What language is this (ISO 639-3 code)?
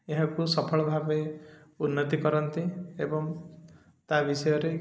ori